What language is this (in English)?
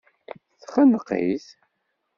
Kabyle